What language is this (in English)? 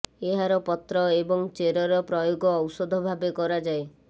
Odia